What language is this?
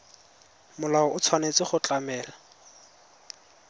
Tswana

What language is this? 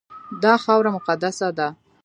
Pashto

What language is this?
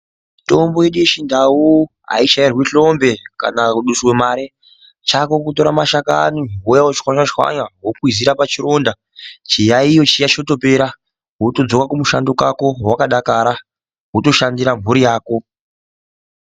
Ndau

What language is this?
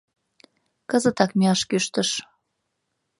Mari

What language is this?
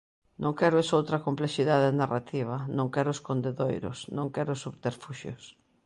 Galician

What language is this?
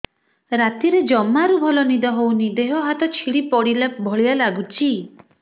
Odia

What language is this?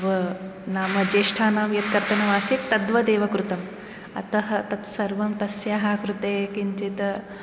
Sanskrit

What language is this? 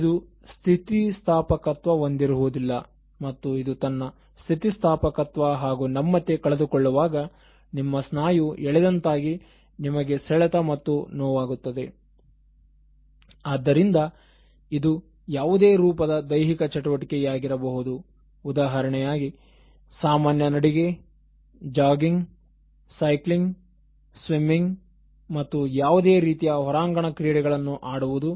Kannada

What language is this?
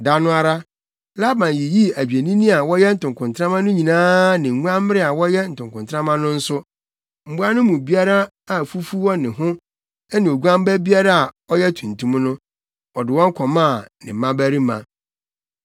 Akan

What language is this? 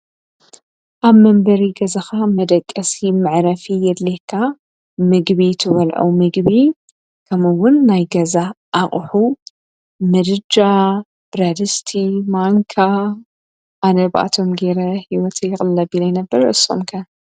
Tigrinya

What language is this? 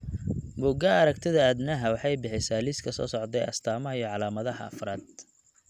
Somali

